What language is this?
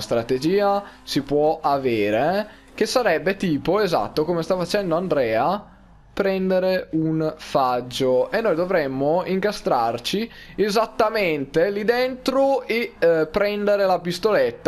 Italian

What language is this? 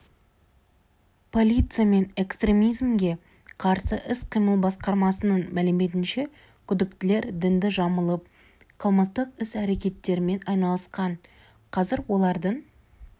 Kazakh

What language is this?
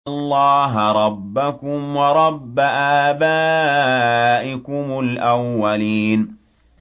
Arabic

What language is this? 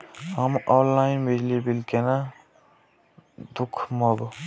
Maithili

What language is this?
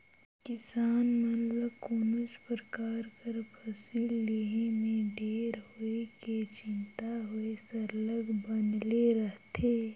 Chhattisgarhi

